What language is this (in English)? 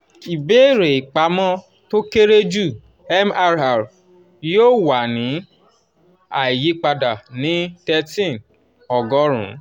Yoruba